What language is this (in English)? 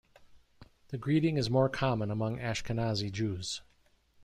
English